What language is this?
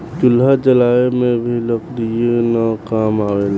Bhojpuri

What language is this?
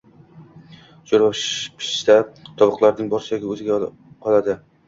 Uzbek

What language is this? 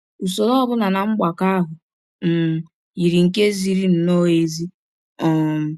Igbo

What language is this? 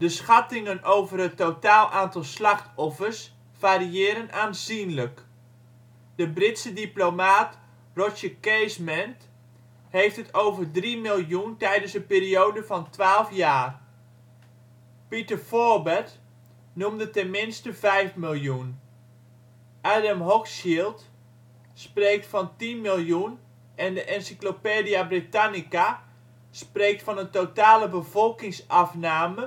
Dutch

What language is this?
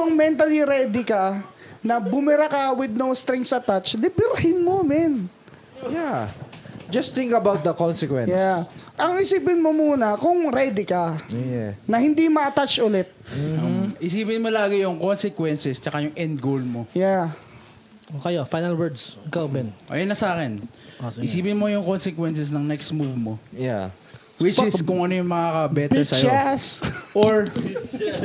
Filipino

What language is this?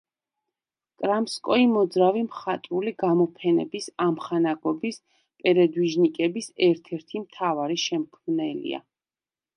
Georgian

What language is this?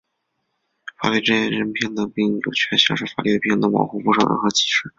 Chinese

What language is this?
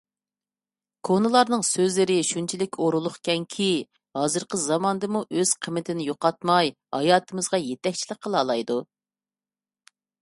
Uyghur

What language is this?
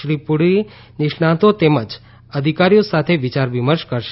Gujarati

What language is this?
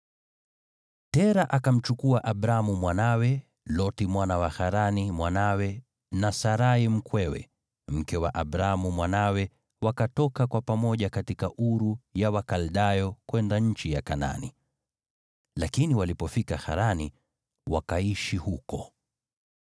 Swahili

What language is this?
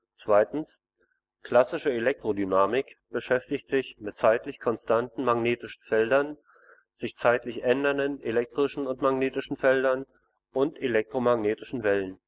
German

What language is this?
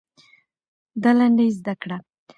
Pashto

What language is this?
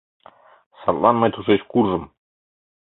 Mari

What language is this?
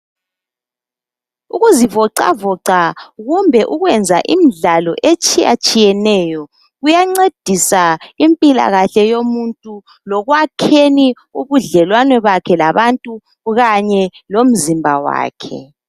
North Ndebele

